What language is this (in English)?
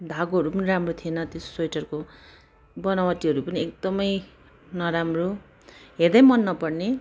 Nepali